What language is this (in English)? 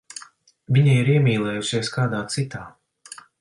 Latvian